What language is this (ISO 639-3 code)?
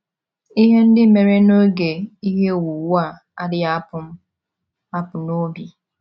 ibo